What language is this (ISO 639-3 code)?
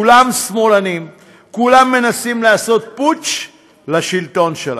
heb